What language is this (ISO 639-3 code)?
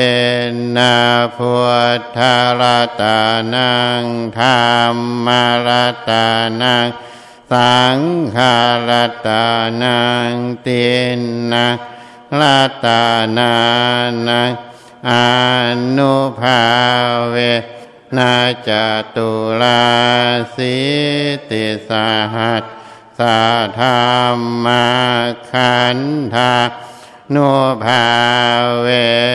tha